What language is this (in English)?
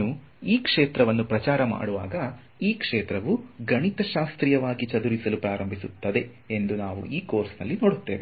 Kannada